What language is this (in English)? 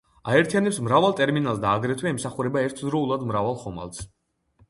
Georgian